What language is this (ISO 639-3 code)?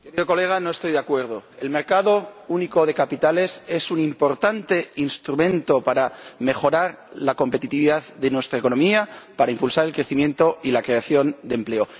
spa